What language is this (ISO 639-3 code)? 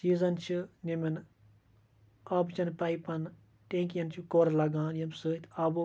kas